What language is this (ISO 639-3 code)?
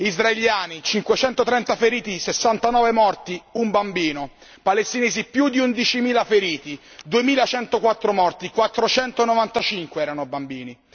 ita